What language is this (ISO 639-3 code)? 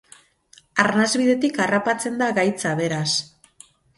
eus